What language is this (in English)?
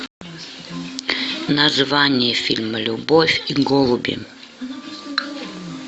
Russian